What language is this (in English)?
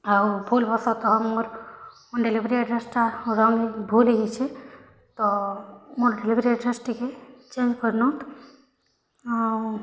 Odia